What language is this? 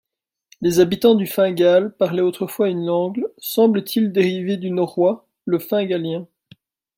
French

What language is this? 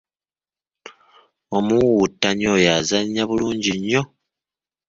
Ganda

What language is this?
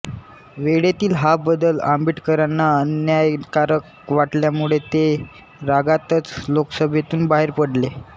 Marathi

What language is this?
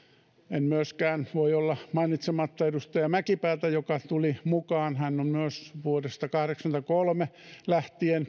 Finnish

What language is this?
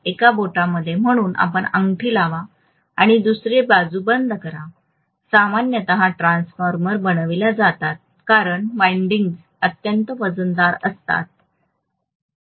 Marathi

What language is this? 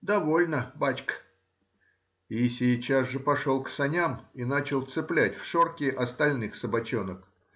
Russian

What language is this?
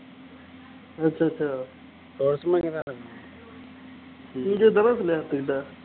Tamil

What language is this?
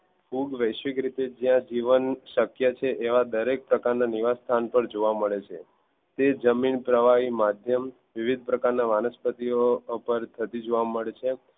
Gujarati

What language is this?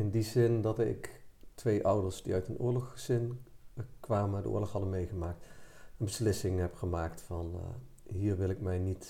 Dutch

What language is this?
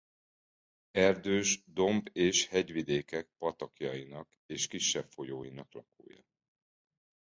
Hungarian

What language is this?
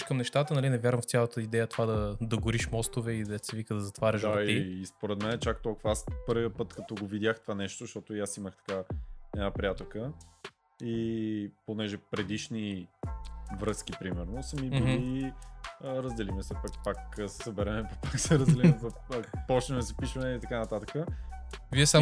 Bulgarian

